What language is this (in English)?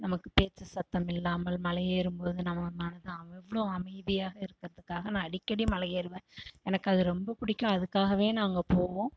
Tamil